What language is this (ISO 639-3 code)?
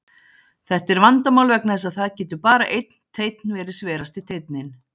isl